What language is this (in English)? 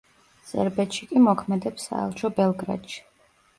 Georgian